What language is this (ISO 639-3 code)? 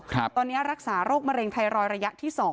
tha